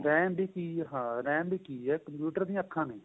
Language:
Punjabi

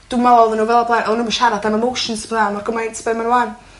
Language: Welsh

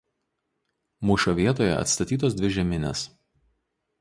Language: Lithuanian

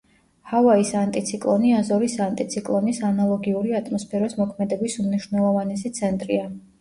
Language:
Georgian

